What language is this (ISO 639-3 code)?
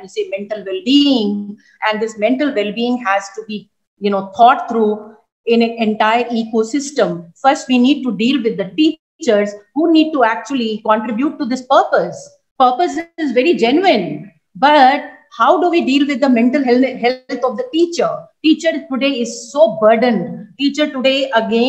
eng